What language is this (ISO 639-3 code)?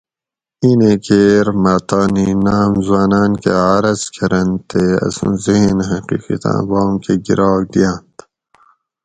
gwc